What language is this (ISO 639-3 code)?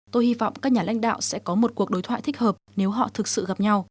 vie